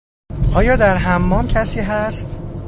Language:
Persian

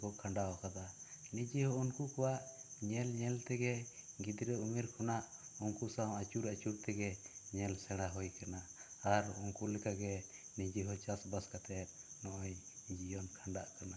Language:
Santali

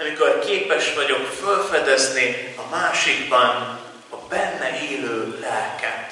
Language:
Hungarian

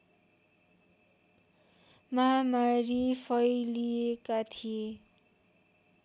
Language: Nepali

